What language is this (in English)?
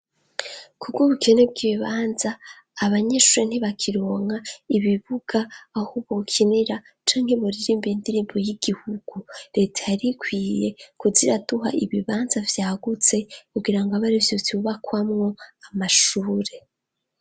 Rundi